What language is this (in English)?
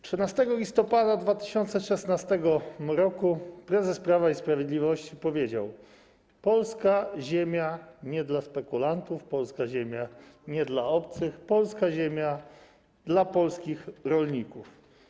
Polish